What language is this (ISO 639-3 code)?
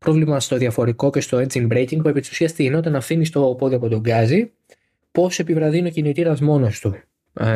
ell